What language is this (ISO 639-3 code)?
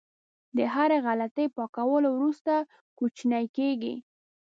pus